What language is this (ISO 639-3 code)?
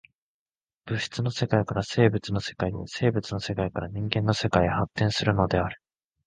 jpn